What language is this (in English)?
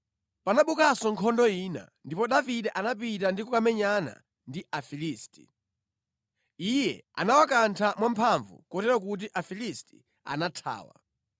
Nyanja